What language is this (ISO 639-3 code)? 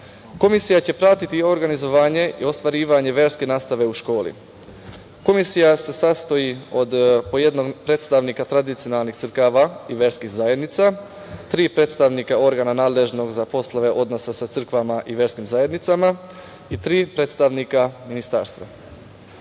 srp